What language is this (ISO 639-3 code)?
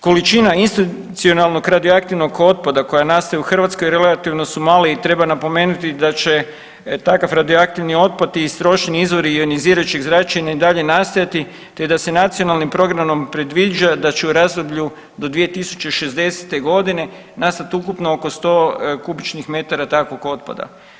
hrv